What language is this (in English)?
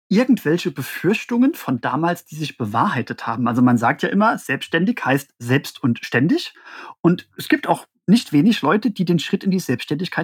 German